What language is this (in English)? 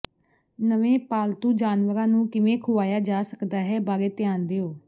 Punjabi